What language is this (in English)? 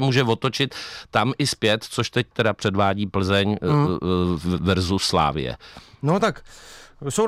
Czech